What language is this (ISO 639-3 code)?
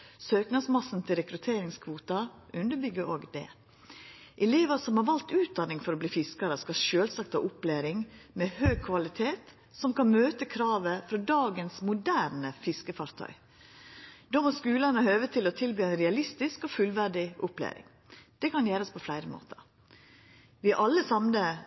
nno